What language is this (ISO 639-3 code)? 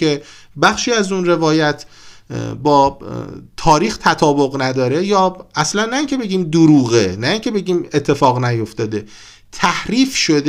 fas